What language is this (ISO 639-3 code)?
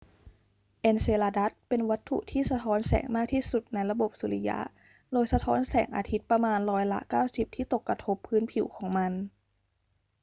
tha